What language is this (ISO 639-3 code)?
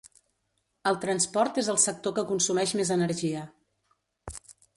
cat